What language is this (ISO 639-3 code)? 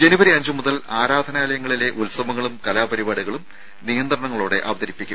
mal